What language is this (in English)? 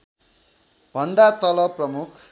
Nepali